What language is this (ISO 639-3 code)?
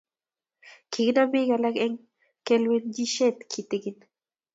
kln